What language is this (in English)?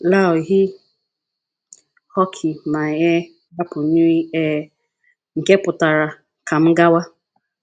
Igbo